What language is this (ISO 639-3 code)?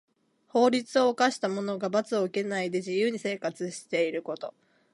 jpn